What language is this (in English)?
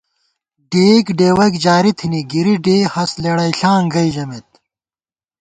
Gawar-Bati